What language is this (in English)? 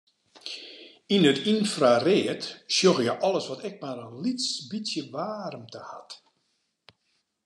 Western Frisian